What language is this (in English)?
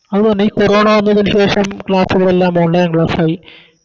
Malayalam